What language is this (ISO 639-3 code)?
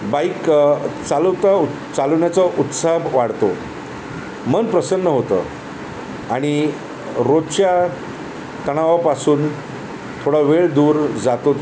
mar